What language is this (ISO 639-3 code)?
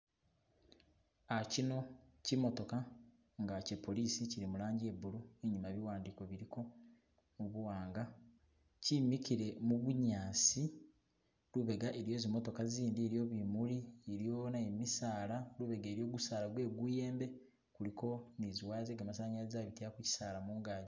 myx